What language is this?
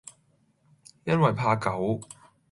Cantonese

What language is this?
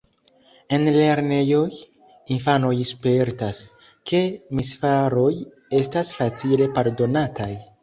Esperanto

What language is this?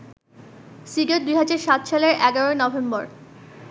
Bangla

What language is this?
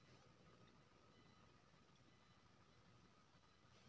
Maithili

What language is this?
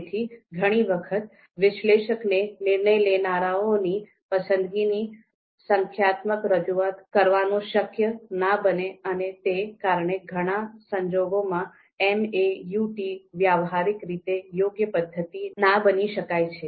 Gujarati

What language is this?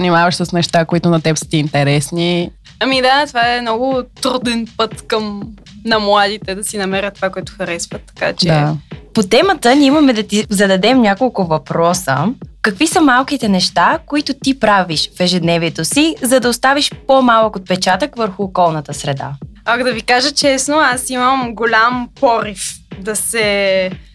Bulgarian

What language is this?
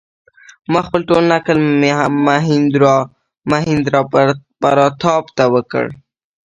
Pashto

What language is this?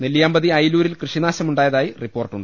Malayalam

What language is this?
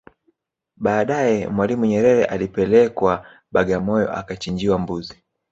Swahili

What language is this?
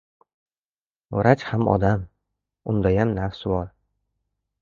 Uzbek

